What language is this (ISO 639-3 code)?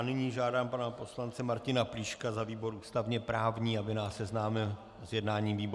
ces